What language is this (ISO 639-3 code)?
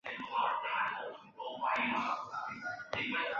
zho